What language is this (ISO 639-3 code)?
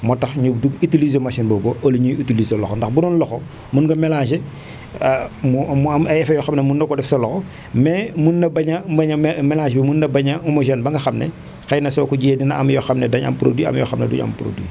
wol